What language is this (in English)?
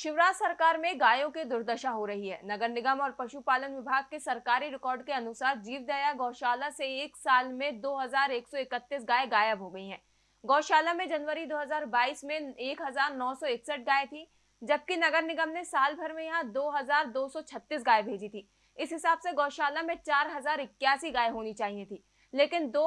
Hindi